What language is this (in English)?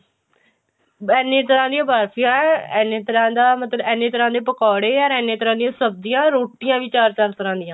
Punjabi